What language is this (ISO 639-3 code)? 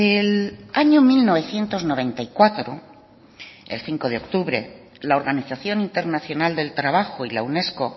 spa